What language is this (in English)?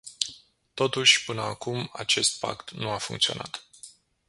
Romanian